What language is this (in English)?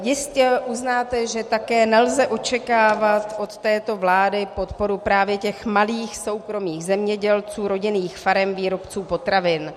Czech